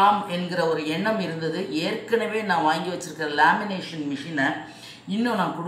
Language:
Tamil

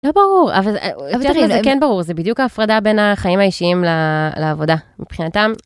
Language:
Hebrew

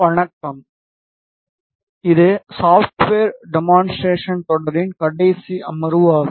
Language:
Tamil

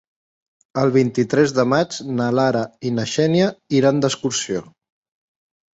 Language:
Catalan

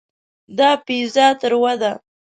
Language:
Pashto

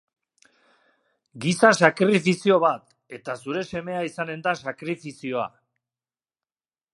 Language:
Basque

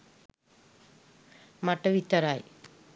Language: Sinhala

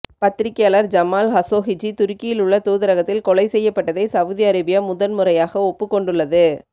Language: Tamil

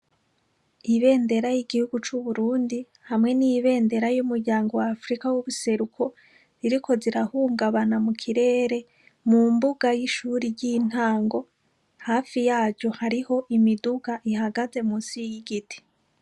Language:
Rundi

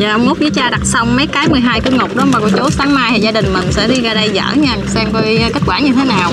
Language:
Vietnamese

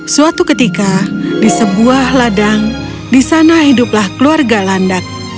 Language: Indonesian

